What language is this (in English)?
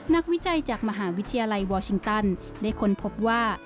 Thai